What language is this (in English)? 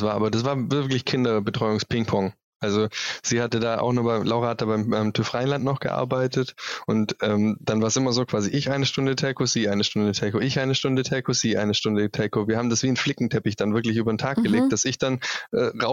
German